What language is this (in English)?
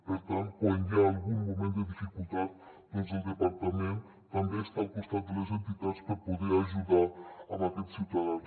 Catalan